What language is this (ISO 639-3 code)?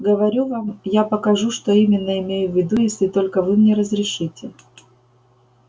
rus